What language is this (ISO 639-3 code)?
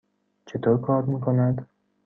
fas